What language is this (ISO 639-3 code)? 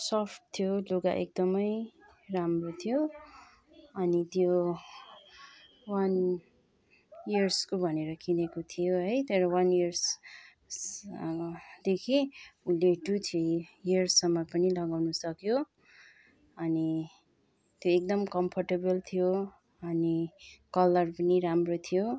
nep